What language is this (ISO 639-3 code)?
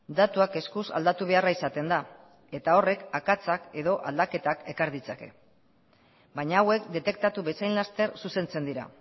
eus